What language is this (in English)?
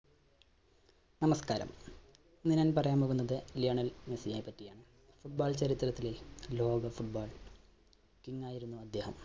Malayalam